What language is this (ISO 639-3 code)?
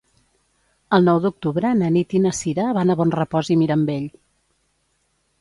cat